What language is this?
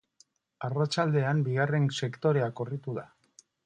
Basque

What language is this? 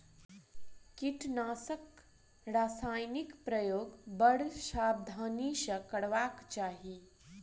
Maithili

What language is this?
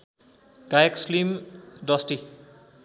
Nepali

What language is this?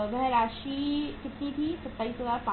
Hindi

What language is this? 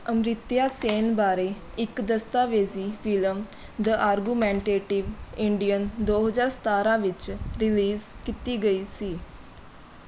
Punjabi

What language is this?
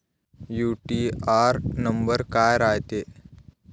Marathi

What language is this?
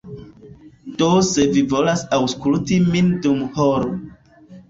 Esperanto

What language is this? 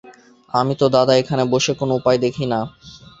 Bangla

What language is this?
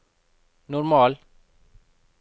Norwegian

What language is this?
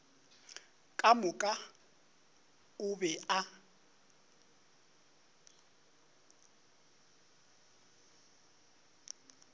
Northern Sotho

